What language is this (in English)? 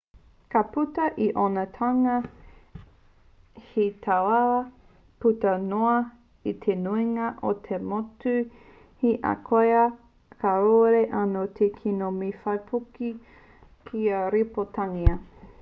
Māori